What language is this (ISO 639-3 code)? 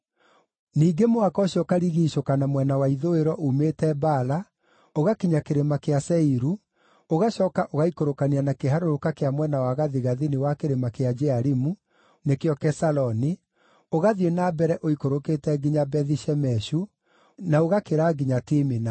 kik